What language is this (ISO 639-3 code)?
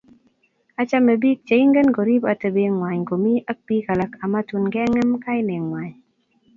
kln